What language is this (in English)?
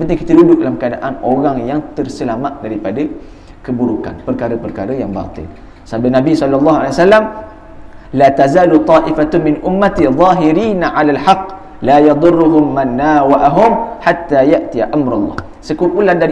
Malay